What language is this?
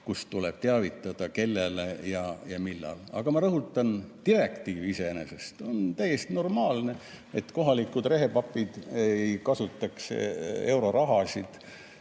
Estonian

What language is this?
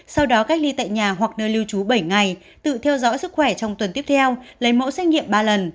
Vietnamese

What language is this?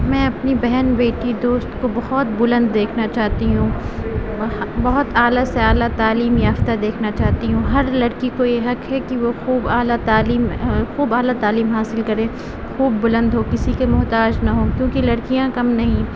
Urdu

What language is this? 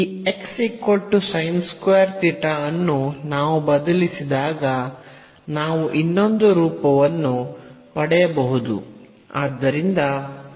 Kannada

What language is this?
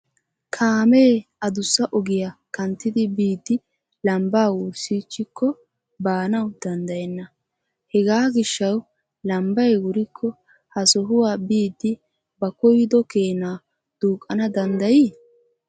Wolaytta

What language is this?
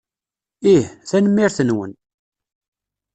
Kabyle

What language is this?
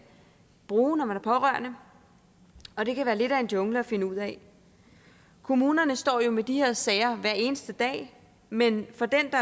Danish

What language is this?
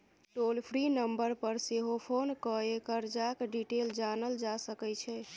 Maithili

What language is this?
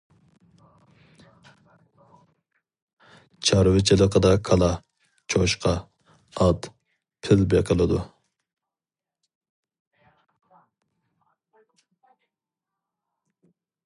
Uyghur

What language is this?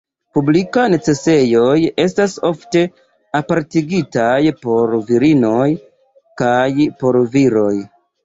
Esperanto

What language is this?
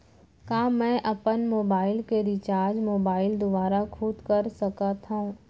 Chhattisgarhi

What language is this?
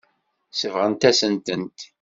Kabyle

